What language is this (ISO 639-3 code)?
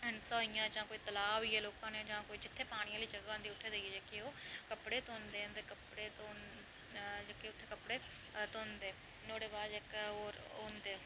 doi